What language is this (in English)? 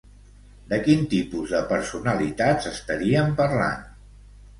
Catalan